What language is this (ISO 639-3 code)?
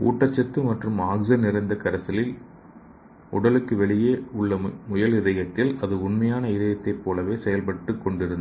tam